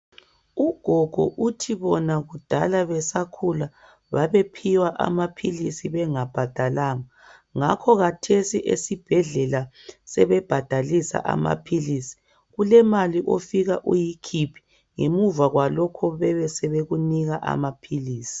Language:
North Ndebele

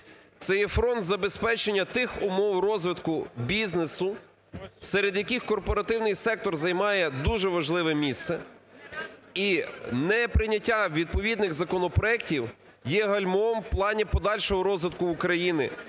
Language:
Ukrainian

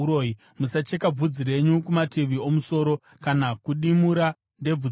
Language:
Shona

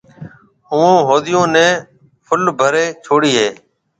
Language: Marwari (Pakistan)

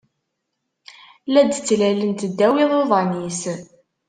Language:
Kabyle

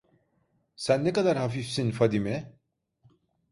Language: Turkish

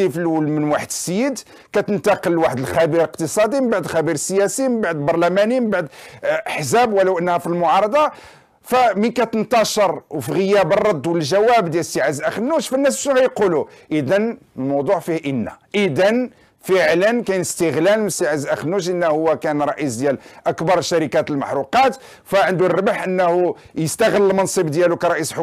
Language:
Arabic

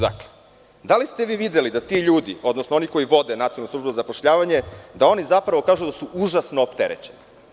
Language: Serbian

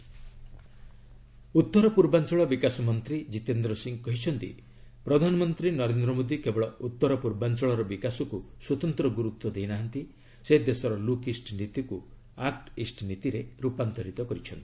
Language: Odia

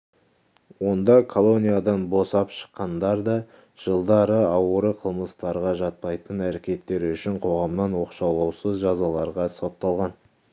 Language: Kazakh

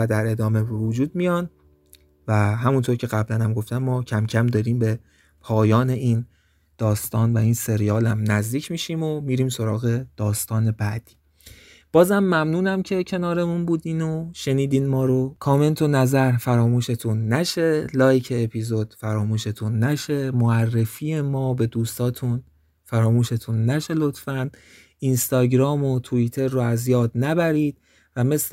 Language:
Persian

